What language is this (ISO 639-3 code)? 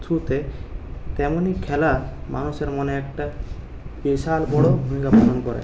ben